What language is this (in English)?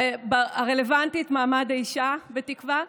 Hebrew